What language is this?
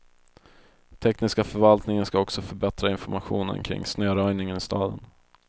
Swedish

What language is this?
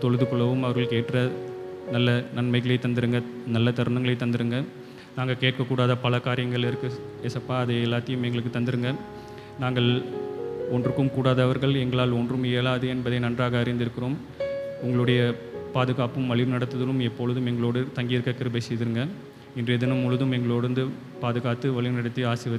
Romanian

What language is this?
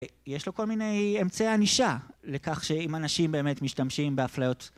Hebrew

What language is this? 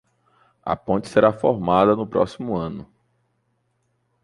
Portuguese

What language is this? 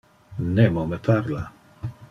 Interlingua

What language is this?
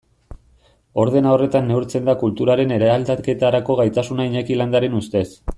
Basque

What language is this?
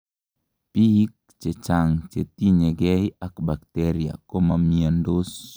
Kalenjin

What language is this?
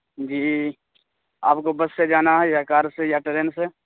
Urdu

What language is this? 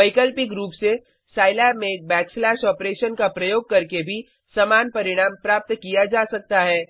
Hindi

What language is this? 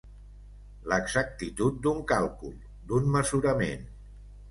Catalan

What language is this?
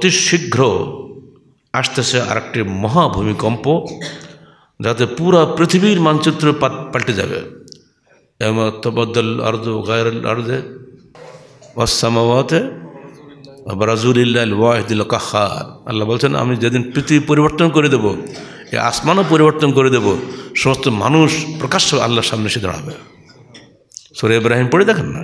Arabic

